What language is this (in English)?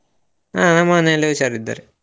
Kannada